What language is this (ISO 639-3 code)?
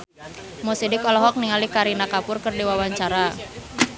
sun